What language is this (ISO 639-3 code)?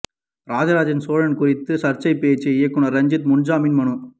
tam